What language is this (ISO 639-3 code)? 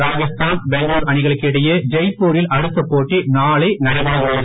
tam